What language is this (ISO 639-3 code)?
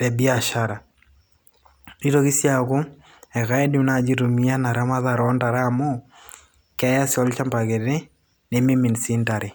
mas